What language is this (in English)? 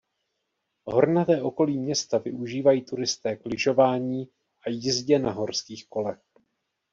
Czech